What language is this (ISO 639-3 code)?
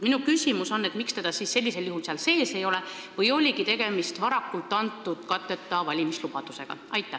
est